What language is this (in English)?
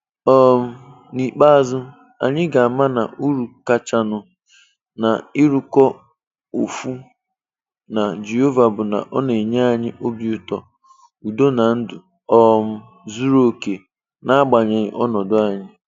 Igbo